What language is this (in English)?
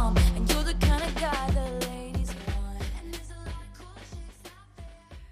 Korean